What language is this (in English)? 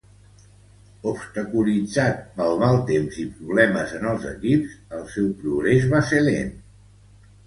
Catalan